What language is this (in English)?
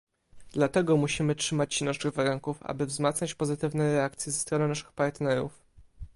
Polish